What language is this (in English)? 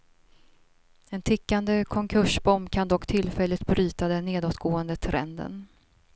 Swedish